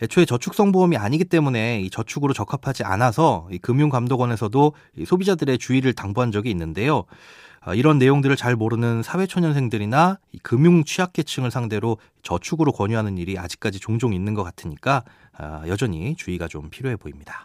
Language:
Korean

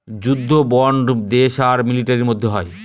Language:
Bangla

